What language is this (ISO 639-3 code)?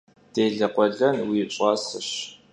kbd